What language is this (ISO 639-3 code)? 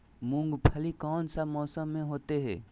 mag